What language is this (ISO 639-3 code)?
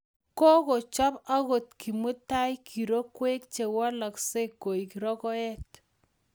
kln